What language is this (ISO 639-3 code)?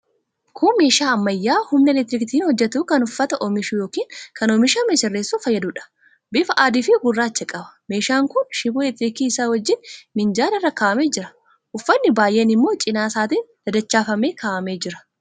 orm